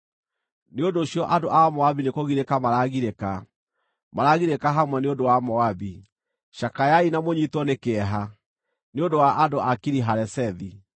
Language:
Kikuyu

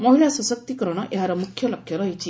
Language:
Odia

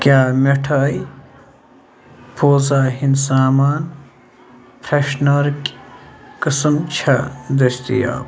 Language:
Kashmiri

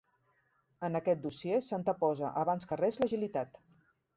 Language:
Catalan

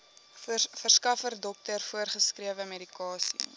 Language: Afrikaans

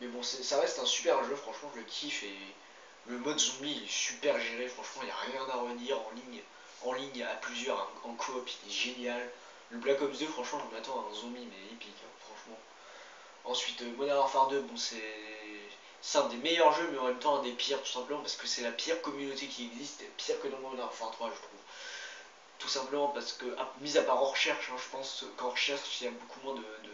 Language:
French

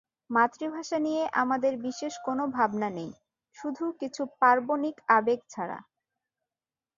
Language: Bangla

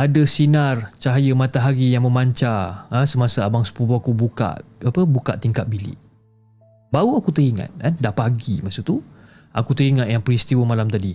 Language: Malay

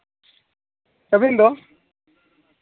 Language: Santali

